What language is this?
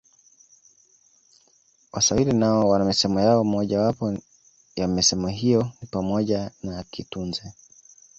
Swahili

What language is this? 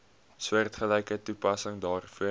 Afrikaans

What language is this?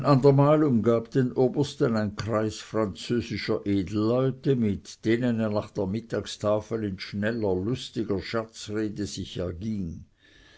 German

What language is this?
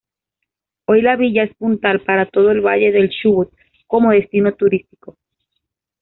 Spanish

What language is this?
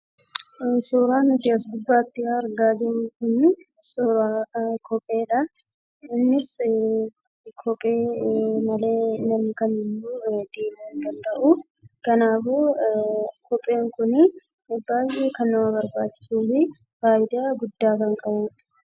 Oromo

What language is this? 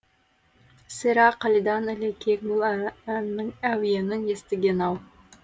Kazakh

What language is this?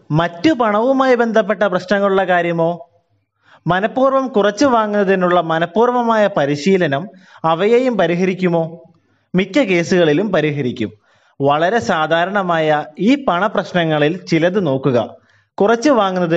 Malayalam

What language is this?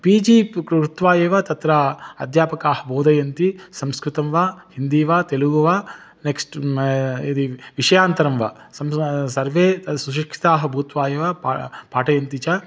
Sanskrit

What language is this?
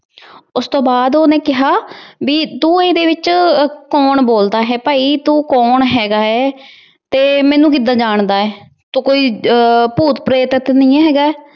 Punjabi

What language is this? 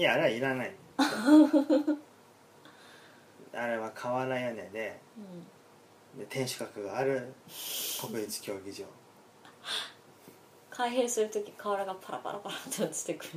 Japanese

